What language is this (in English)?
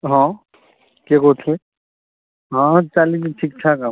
Odia